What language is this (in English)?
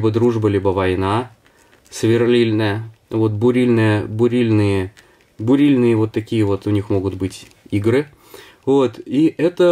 Russian